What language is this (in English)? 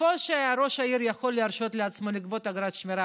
Hebrew